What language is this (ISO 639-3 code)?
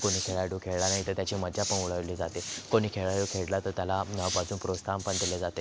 mar